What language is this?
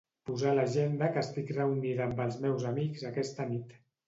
Catalan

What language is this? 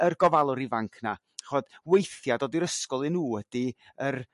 Welsh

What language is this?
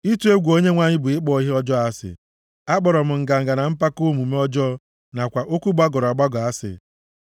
Igbo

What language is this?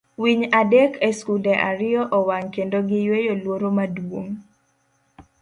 Luo (Kenya and Tanzania)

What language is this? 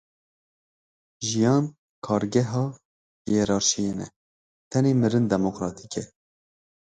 Kurdish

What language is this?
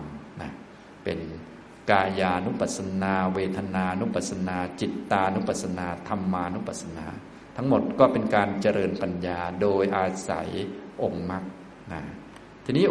Thai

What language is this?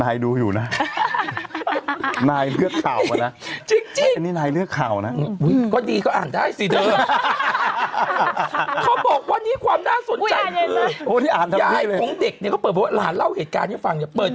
Thai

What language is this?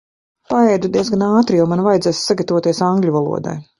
Latvian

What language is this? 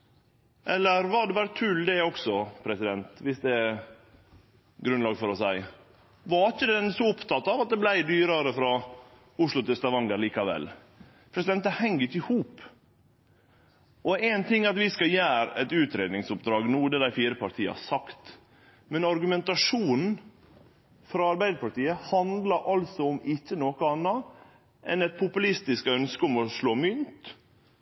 Norwegian Nynorsk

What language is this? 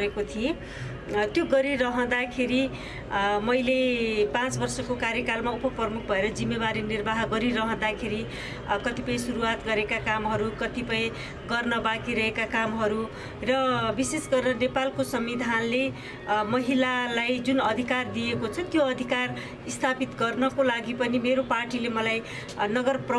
Nepali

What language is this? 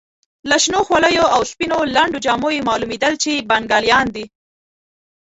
Pashto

